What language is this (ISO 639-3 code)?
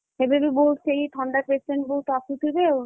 ori